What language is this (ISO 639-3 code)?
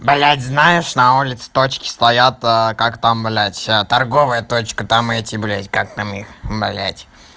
rus